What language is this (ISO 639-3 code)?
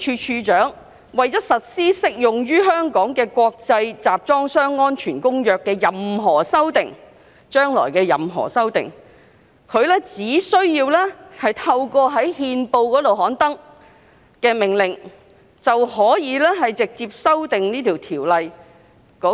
yue